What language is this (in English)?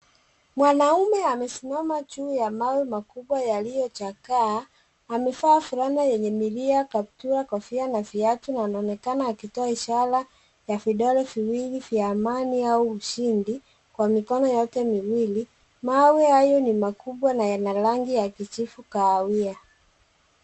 Swahili